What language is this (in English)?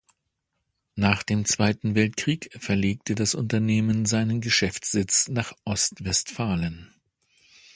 German